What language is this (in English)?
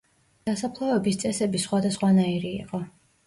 Georgian